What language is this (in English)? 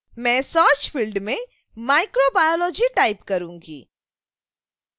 Hindi